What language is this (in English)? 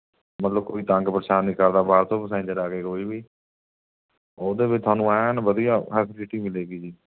Punjabi